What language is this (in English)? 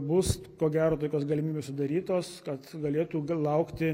Lithuanian